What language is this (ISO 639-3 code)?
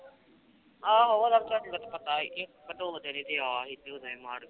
pan